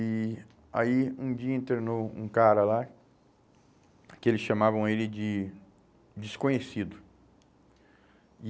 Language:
Portuguese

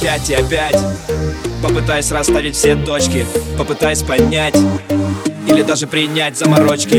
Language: Ukrainian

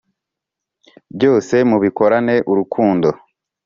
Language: Kinyarwanda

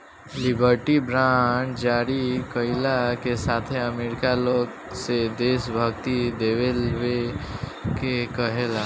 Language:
Bhojpuri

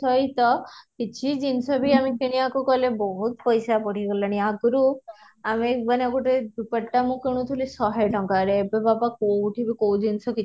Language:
Odia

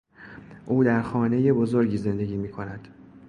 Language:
Persian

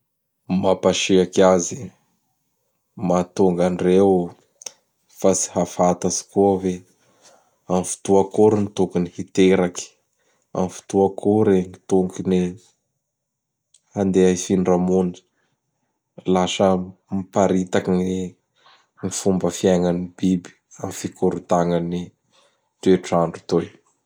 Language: Bara Malagasy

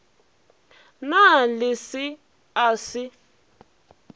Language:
Northern Sotho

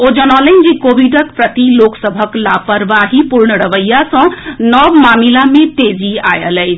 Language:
Maithili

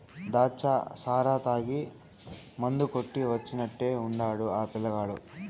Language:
Telugu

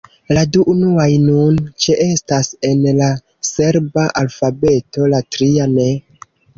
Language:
Esperanto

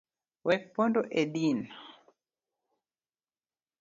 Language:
Luo (Kenya and Tanzania)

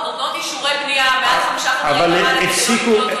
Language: Hebrew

